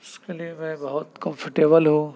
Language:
Urdu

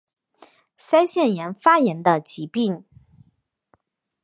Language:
Chinese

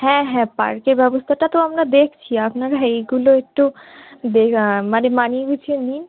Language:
Bangla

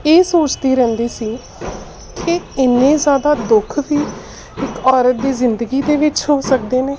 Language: Punjabi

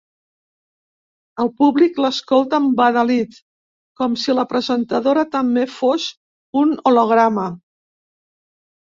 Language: Catalan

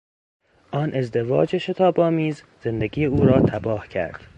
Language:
Persian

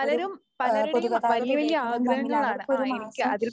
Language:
Malayalam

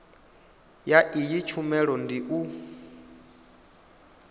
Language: Venda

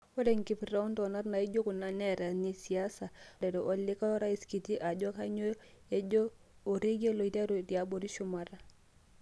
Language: Masai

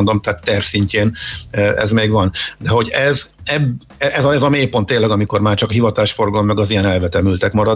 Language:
Hungarian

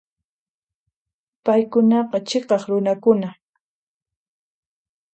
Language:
Puno Quechua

